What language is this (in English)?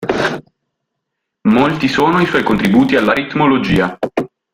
Italian